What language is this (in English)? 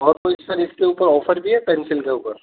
Urdu